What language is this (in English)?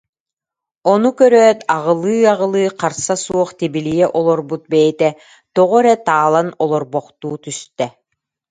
Yakut